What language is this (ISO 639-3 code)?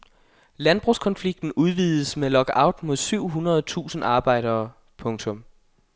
dan